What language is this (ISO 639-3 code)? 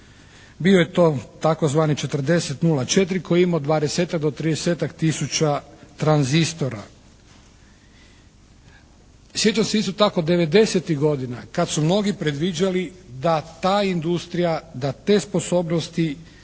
hrv